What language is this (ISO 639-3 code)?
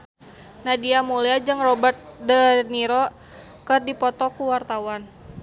sun